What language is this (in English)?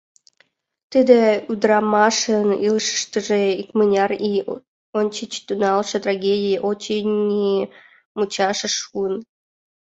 Mari